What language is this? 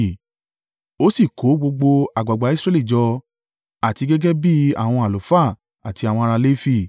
Yoruba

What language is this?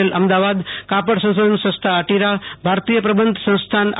Gujarati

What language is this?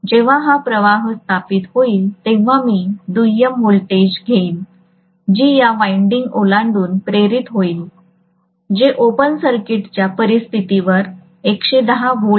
Marathi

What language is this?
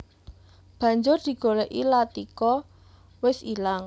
Javanese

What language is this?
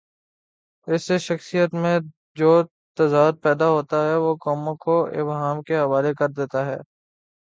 Urdu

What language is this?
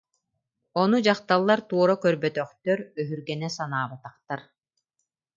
Yakut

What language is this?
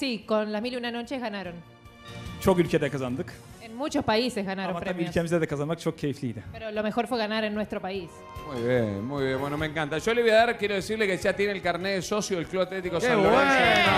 Spanish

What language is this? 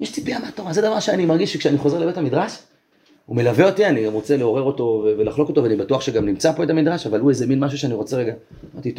Hebrew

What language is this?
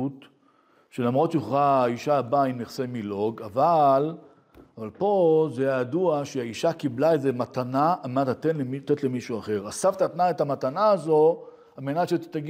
Hebrew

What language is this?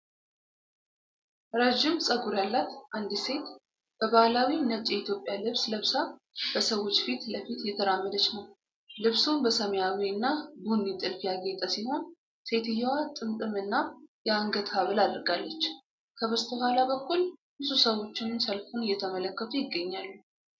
Amharic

